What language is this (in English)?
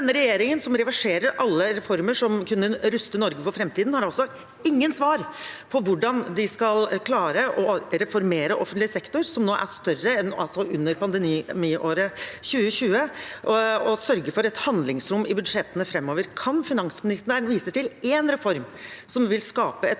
Norwegian